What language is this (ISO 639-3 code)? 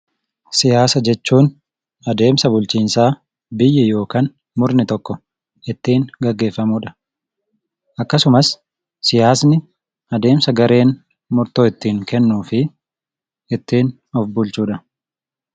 orm